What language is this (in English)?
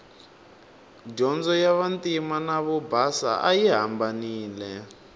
Tsonga